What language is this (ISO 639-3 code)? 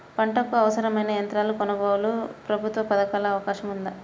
tel